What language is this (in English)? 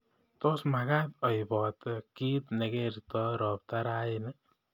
Kalenjin